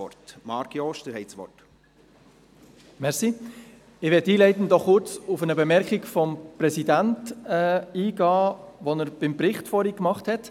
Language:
Swiss German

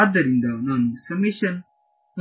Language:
Kannada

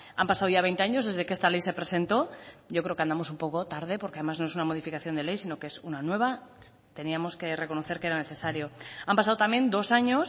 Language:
Spanish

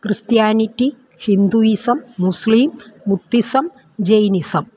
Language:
Malayalam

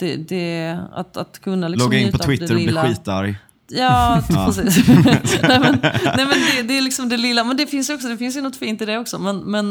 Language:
Swedish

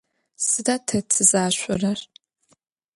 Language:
Adyghe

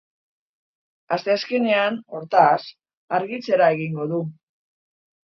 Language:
Basque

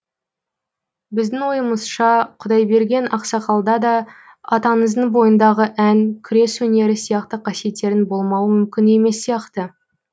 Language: Kazakh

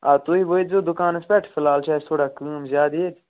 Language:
Kashmiri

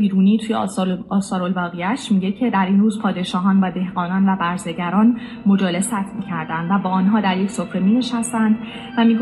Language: Persian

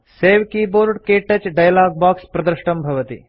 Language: Sanskrit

